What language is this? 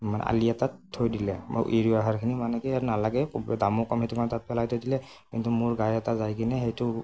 Assamese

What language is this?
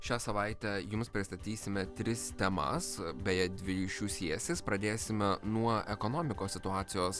Lithuanian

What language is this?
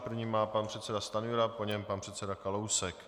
Czech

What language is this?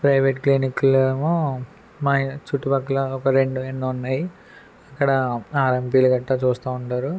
Telugu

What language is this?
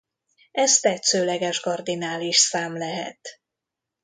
Hungarian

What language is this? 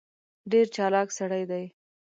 Pashto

